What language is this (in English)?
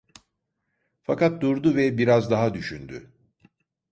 Turkish